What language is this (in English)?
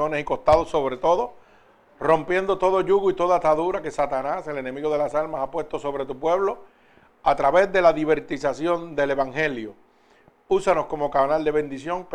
Spanish